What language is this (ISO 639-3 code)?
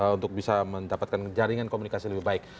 ind